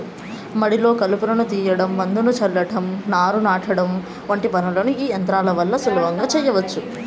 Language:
Telugu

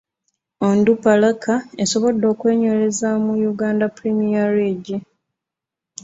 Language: Ganda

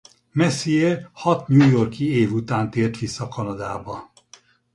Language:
Hungarian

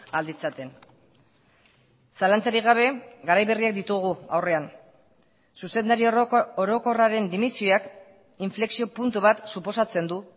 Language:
Basque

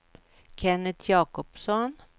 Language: Swedish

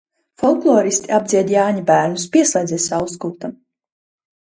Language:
Latvian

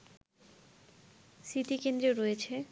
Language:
Bangla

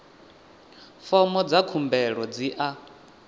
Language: Venda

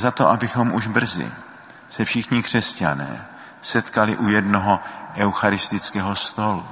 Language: Czech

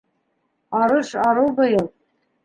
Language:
Bashkir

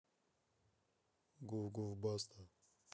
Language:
Russian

